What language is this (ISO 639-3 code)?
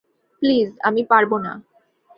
ben